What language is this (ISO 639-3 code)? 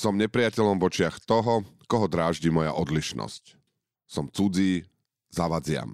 slk